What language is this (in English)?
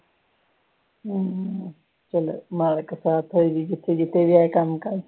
Punjabi